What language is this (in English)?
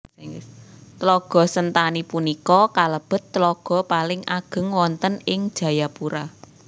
Javanese